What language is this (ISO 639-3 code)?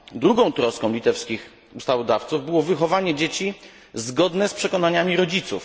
pol